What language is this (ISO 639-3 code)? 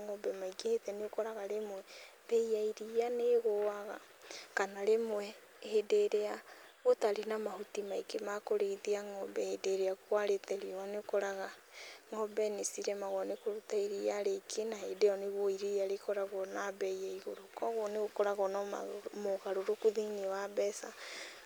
kik